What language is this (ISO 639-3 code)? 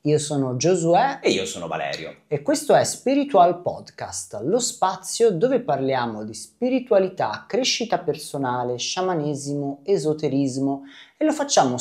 ita